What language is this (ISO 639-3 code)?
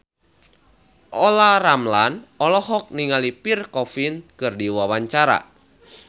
sun